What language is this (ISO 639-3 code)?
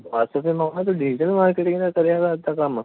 pan